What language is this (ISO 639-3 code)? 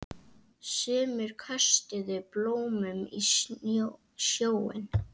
isl